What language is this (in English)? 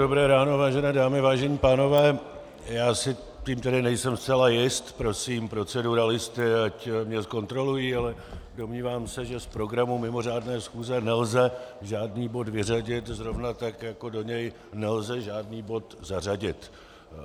Czech